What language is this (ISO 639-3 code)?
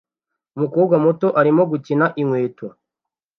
kin